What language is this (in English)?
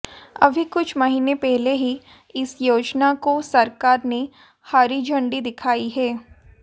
Hindi